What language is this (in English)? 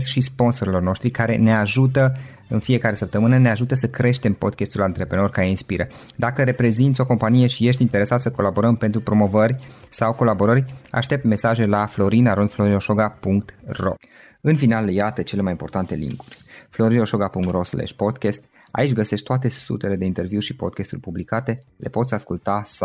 Romanian